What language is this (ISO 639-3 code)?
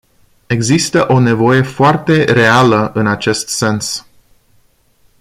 ron